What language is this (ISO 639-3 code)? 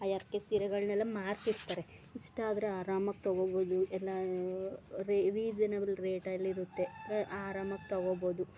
kan